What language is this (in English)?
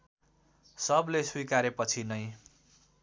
Nepali